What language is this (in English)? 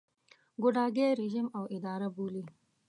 Pashto